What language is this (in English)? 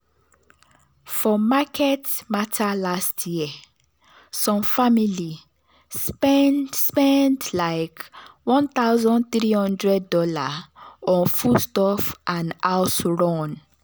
Nigerian Pidgin